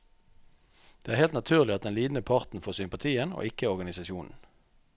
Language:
Norwegian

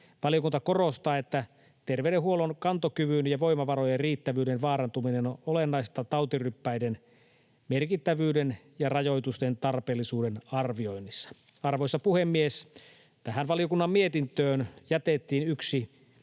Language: Finnish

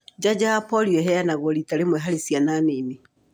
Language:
Kikuyu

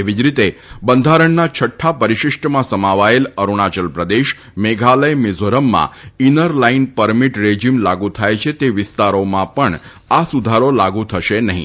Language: Gujarati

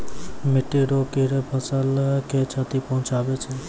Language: Maithili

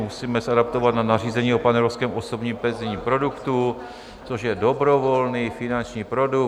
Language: Czech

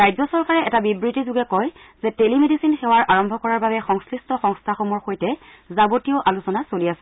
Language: Assamese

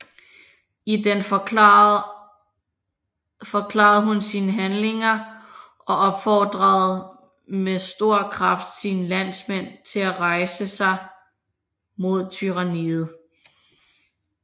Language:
Danish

